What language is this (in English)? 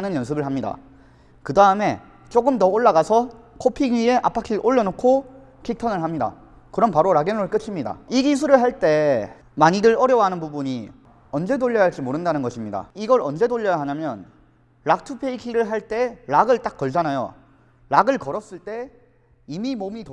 Korean